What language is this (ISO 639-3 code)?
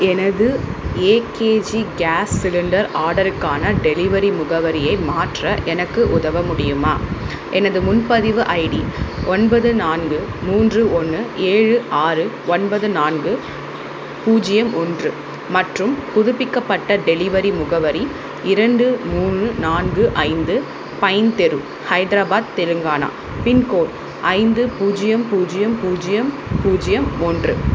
tam